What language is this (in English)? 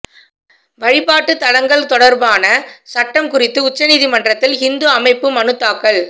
Tamil